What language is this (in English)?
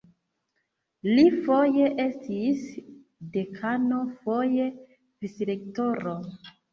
Esperanto